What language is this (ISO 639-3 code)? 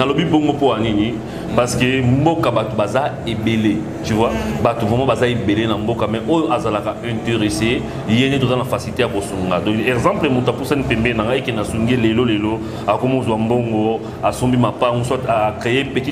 fra